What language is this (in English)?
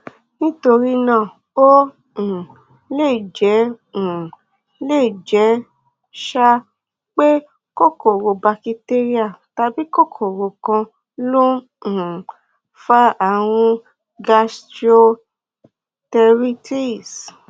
Yoruba